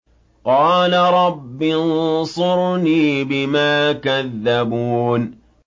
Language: Arabic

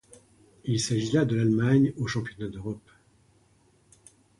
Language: French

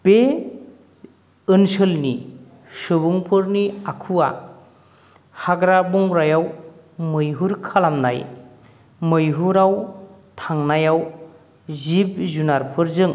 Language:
Bodo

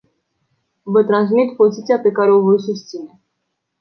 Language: Romanian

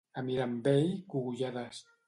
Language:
Catalan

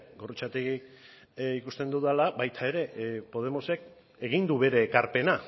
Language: Basque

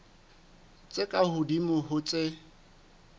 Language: Southern Sotho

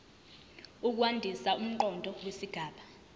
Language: Zulu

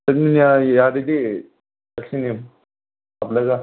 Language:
Manipuri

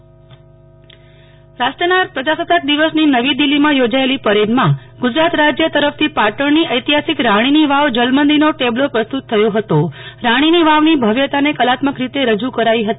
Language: Gujarati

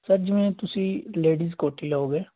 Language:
Punjabi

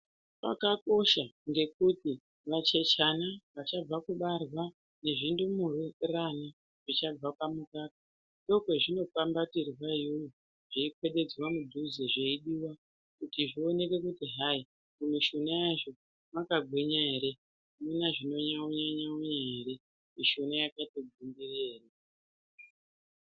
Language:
Ndau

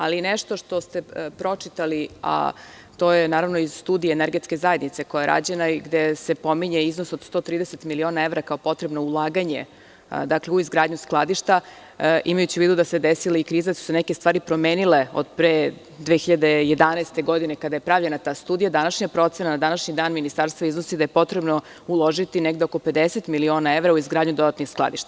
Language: Serbian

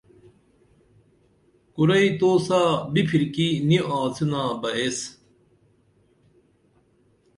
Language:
Dameli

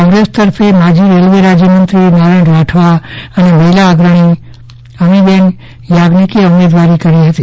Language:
Gujarati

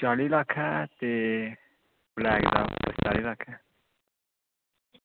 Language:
Dogri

